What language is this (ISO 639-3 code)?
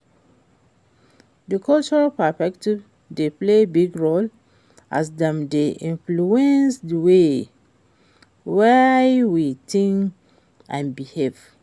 pcm